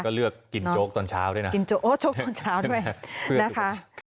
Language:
Thai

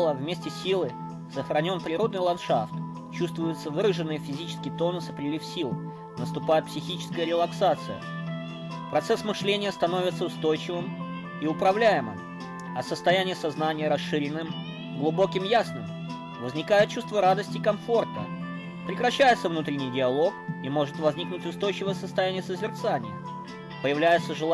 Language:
Russian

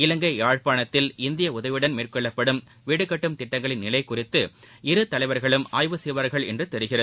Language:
Tamil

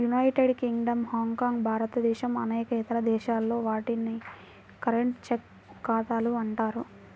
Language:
Telugu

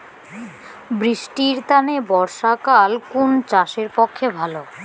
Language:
Bangla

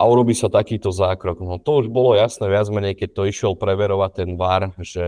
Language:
Slovak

